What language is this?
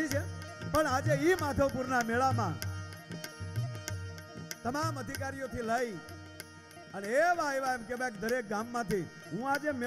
Gujarati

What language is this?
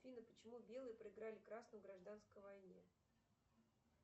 Russian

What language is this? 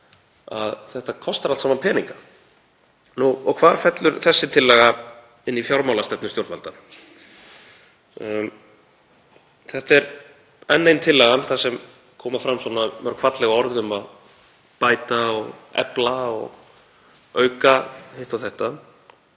Icelandic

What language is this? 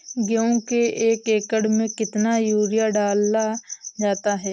Hindi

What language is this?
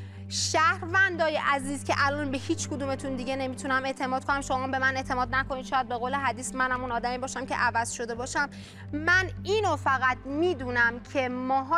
Persian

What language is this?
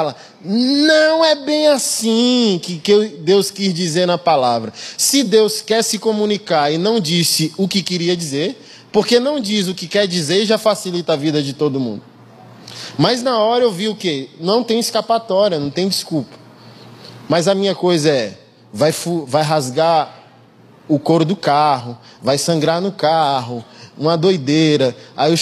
Portuguese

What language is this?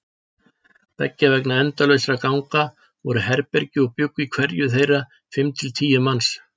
Icelandic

